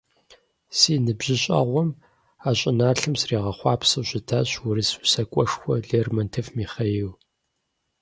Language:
Kabardian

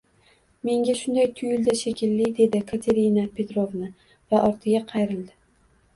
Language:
Uzbek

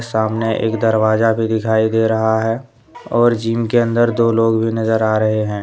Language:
Hindi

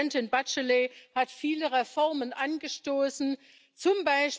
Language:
German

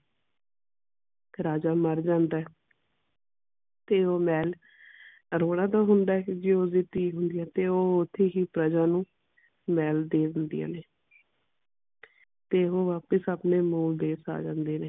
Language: Punjabi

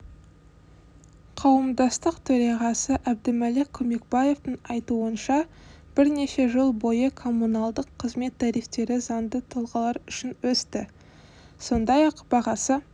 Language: Kazakh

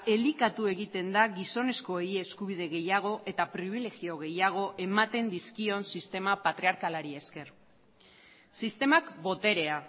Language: Basque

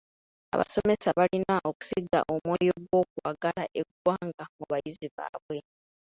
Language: Ganda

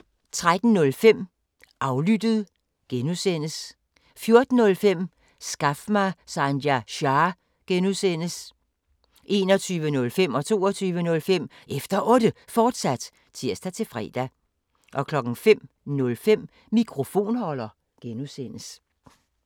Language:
Danish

